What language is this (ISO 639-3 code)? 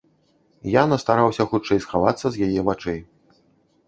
bel